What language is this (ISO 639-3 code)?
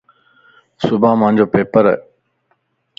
lss